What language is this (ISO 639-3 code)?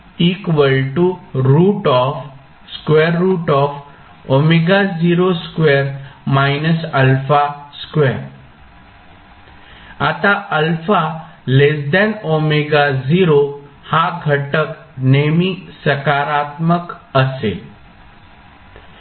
mar